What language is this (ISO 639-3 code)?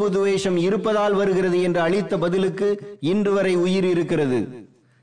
tam